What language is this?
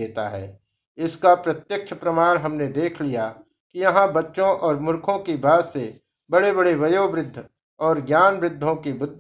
Hindi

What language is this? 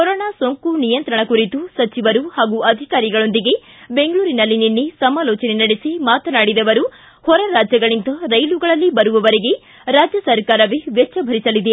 Kannada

